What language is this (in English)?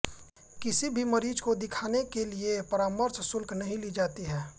Hindi